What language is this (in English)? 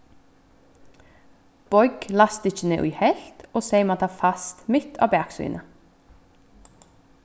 Faroese